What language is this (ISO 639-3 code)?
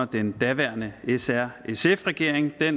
dan